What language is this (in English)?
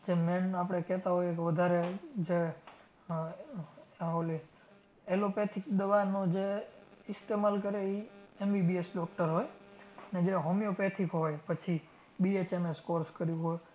Gujarati